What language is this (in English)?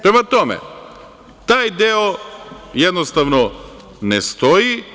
Serbian